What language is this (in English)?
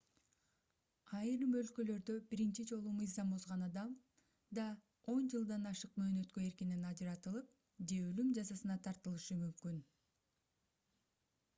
Kyrgyz